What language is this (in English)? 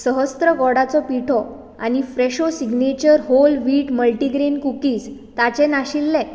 Konkani